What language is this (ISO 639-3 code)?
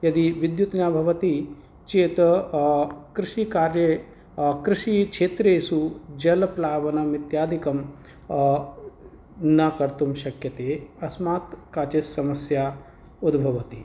san